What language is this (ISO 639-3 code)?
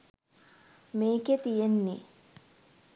sin